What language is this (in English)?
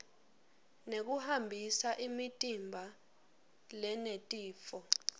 Swati